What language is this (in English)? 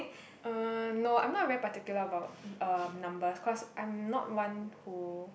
English